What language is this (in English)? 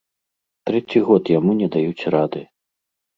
Belarusian